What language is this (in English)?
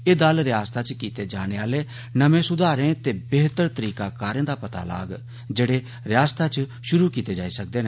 Dogri